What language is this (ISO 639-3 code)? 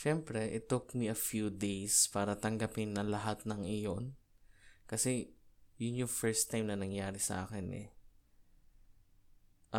fil